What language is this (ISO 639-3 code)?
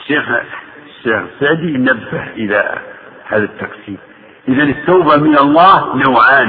ara